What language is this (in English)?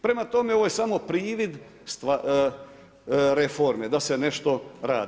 Croatian